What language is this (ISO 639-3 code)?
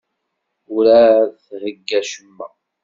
kab